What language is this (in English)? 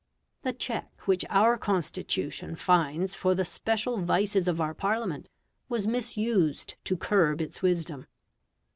English